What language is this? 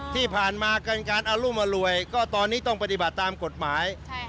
Thai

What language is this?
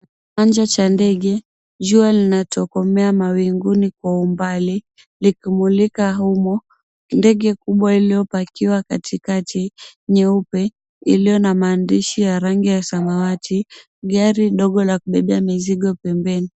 Swahili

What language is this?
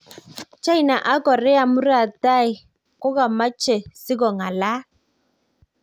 Kalenjin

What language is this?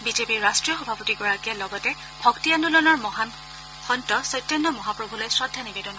Assamese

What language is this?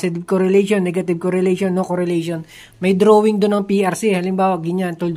Filipino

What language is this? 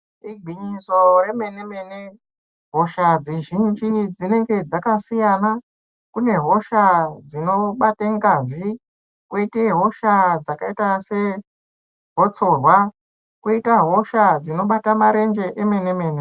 Ndau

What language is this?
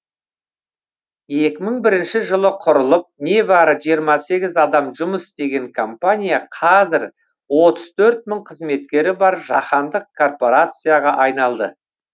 Kazakh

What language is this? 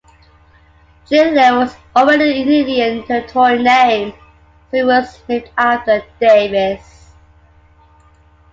English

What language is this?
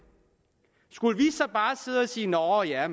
Danish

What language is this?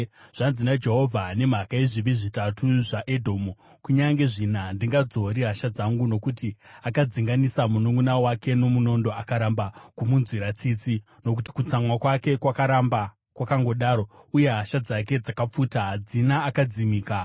Shona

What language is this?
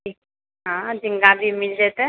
Maithili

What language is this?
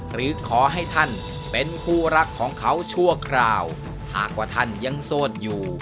Thai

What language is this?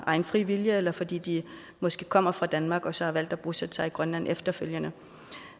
Danish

